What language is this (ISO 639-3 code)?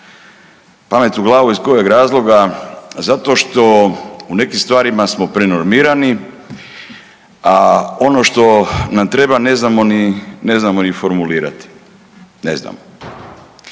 hrv